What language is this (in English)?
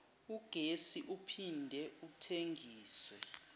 Zulu